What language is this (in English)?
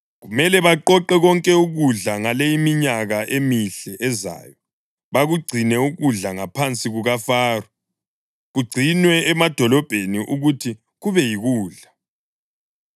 North Ndebele